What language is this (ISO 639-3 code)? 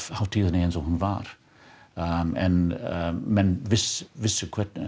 isl